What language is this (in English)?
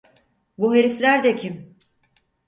Turkish